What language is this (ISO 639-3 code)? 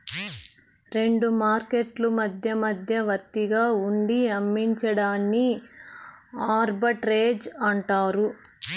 tel